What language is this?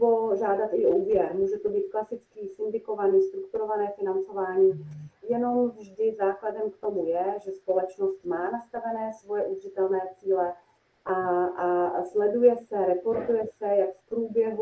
Czech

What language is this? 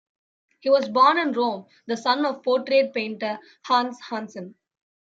English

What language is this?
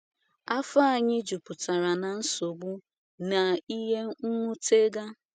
Igbo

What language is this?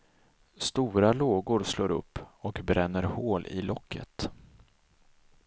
Swedish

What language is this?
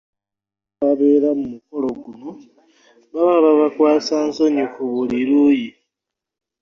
Ganda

